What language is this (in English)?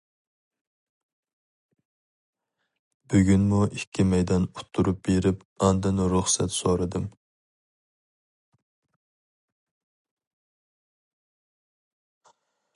Uyghur